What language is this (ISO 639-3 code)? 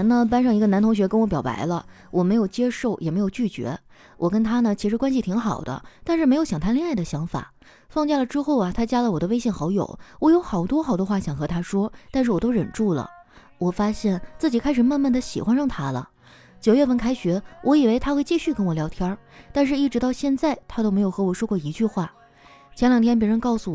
zho